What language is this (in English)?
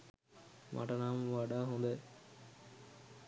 Sinhala